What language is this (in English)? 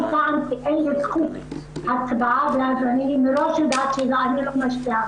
Hebrew